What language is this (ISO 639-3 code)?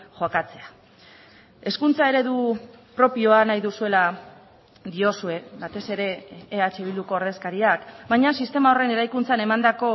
eus